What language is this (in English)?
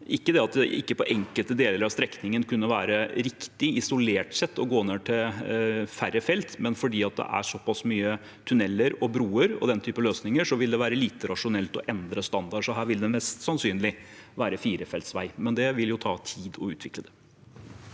Norwegian